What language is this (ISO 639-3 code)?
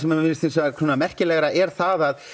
isl